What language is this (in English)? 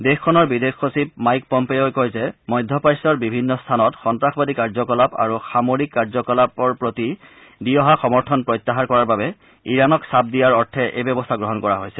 Assamese